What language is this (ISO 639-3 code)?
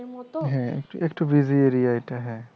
ben